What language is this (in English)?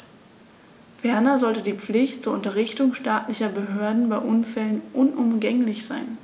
German